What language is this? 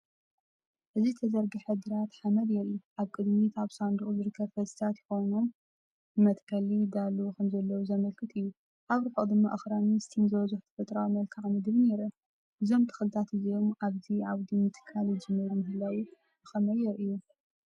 Tigrinya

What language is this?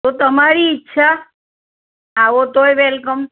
Gujarati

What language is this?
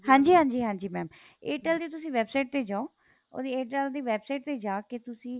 Punjabi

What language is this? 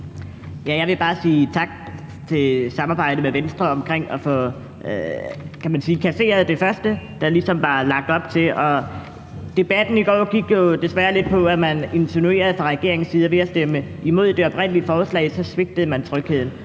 Danish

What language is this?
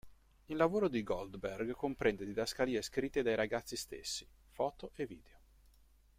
Italian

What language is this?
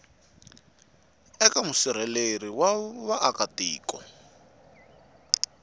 Tsonga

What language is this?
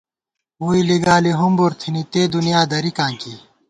Gawar-Bati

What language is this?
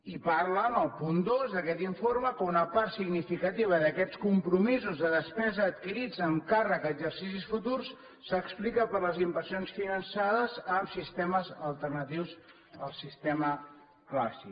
Catalan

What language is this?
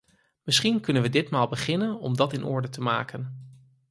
Dutch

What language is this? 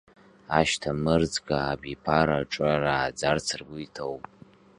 Abkhazian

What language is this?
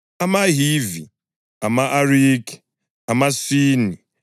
North Ndebele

